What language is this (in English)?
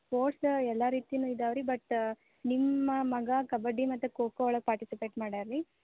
Kannada